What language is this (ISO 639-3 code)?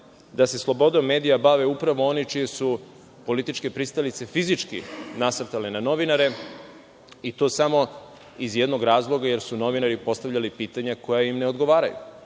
srp